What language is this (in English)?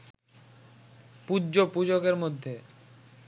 Bangla